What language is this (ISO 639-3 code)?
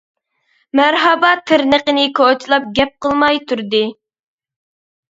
uig